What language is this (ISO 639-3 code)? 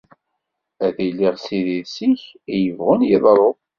kab